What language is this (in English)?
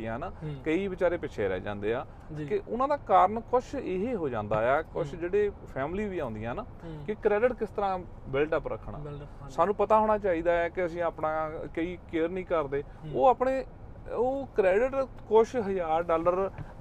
Punjabi